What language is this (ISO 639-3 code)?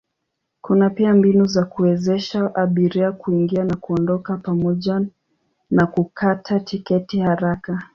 swa